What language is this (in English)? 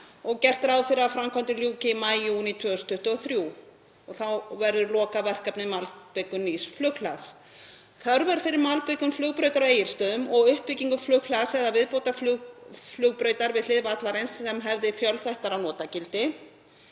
Icelandic